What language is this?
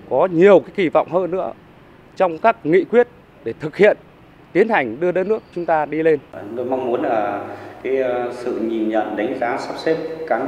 Vietnamese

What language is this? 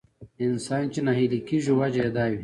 Pashto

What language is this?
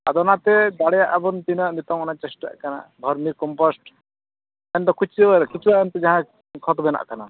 Santali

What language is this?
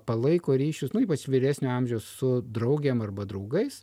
Lithuanian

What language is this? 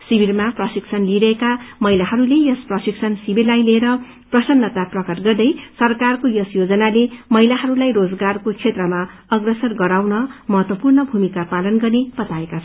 Nepali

